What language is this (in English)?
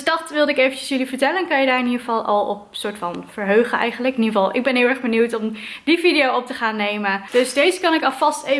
Dutch